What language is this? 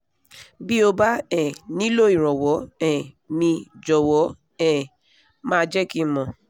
Yoruba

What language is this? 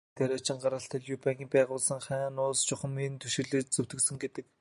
Mongolian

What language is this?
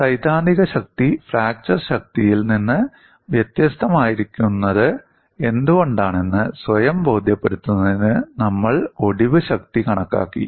Malayalam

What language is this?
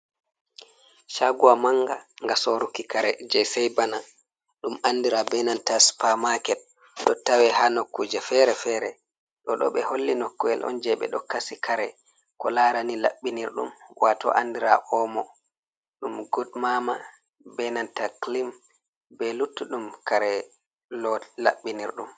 Fula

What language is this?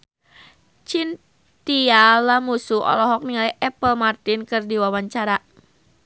Sundanese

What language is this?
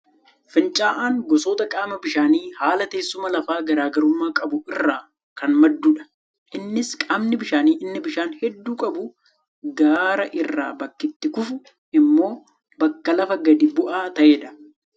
Oromo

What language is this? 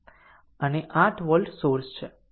Gujarati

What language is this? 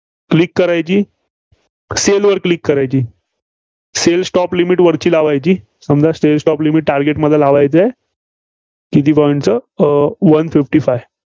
Marathi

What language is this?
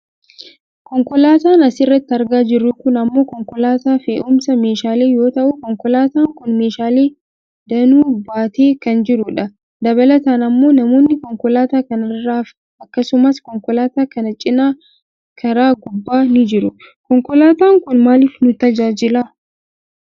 Oromo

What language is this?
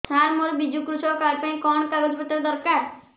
Odia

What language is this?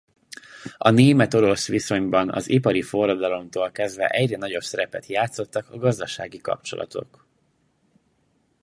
Hungarian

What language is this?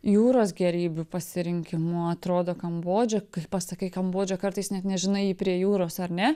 Lithuanian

